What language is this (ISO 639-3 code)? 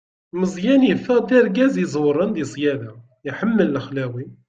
kab